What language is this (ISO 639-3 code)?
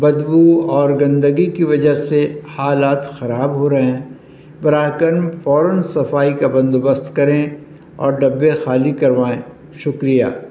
urd